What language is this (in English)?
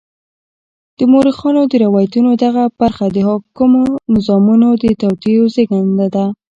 Pashto